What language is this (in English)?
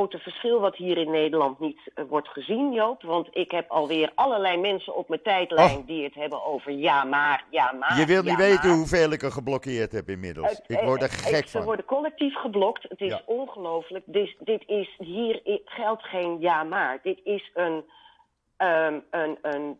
Dutch